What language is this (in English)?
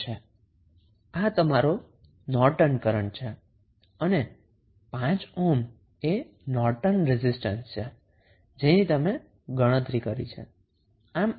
Gujarati